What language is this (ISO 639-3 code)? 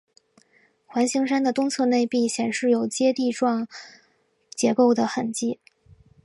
zho